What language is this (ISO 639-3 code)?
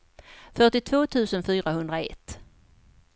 swe